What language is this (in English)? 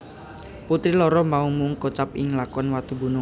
Javanese